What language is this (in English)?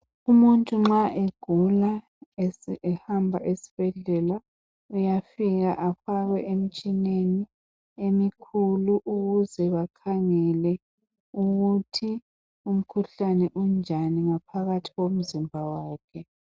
North Ndebele